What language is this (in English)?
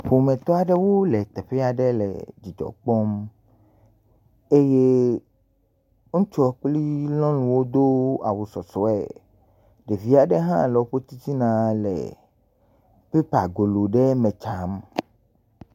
Ewe